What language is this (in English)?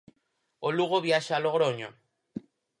Galician